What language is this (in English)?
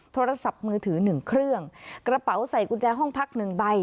Thai